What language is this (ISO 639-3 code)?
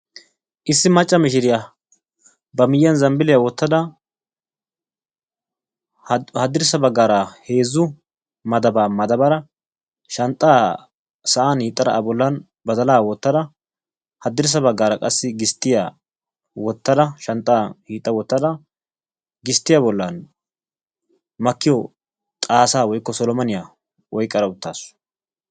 wal